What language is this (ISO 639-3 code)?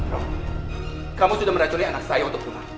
ind